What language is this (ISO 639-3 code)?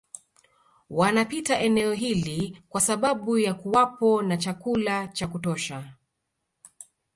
swa